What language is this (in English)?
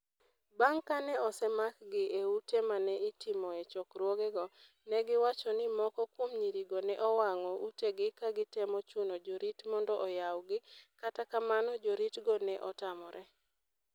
Luo (Kenya and Tanzania)